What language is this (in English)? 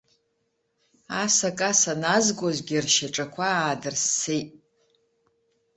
Abkhazian